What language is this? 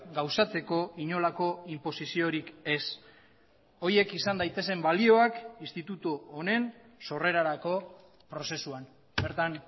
Basque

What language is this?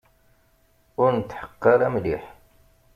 Kabyle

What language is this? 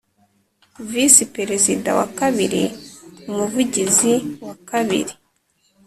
Kinyarwanda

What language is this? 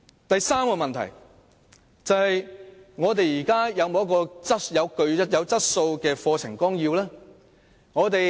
Cantonese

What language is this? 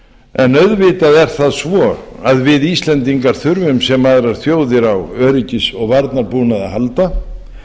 Icelandic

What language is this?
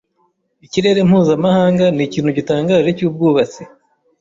Kinyarwanda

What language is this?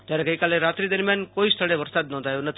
Gujarati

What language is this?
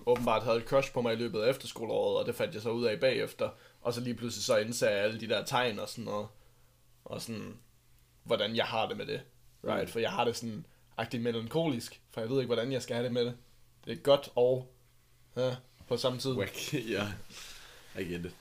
Danish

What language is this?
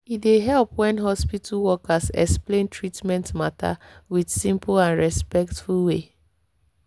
Nigerian Pidgin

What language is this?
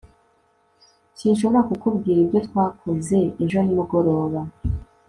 Kinyarwanda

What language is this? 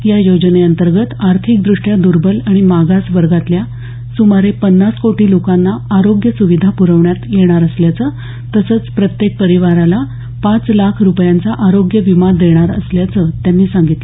Marathi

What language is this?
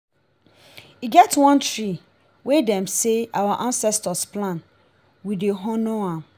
Nigerian Pidgin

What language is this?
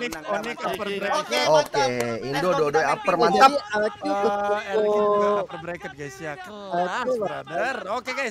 Indonesian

